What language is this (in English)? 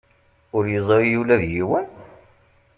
Kabyle